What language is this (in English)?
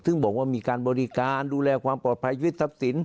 Thai